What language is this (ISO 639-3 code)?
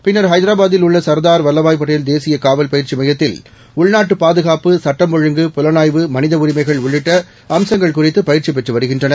tam